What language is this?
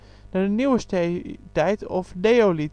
Dutch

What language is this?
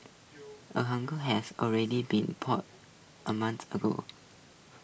English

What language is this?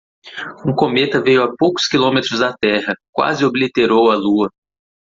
Portuguese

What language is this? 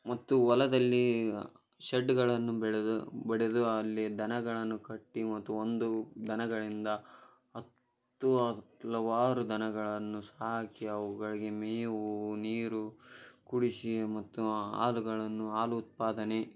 Kannada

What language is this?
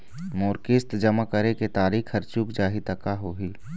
Chhattisgarhi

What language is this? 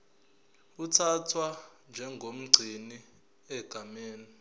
Zulu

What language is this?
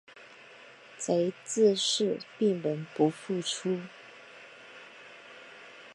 Chinese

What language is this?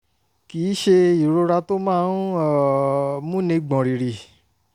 Yoruba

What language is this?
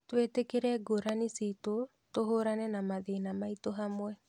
Kikuyu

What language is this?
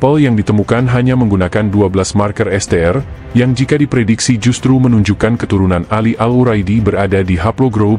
Indonesian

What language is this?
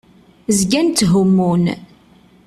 Kabyle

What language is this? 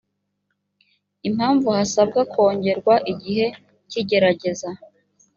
Kinyarwanda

